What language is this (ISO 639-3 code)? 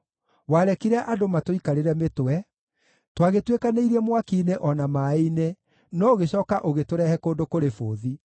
kik